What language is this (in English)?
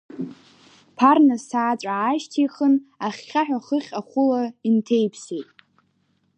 Abkhazian